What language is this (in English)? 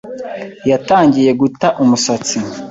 Kinyarwanda